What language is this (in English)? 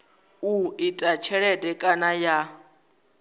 Venda